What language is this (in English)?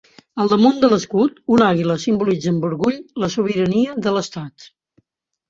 Catalan